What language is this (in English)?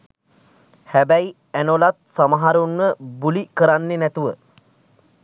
Sinhala